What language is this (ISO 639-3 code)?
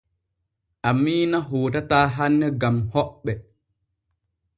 fue